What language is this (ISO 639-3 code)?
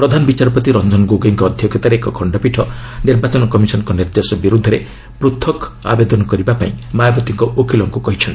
ori